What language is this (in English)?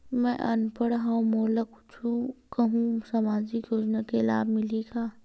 Chhattisgarhi